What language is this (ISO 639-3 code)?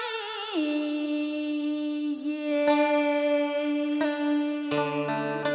vie